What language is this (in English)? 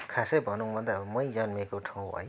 Nepali